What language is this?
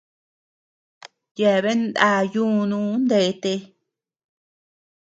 Tepeuxila Cuicatec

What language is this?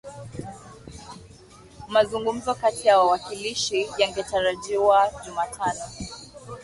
Swahili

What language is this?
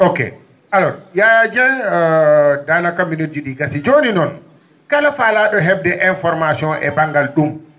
Fula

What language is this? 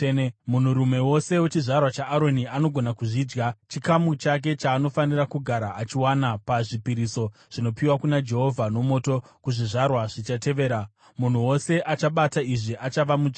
Shona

